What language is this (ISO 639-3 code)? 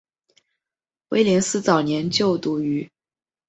zho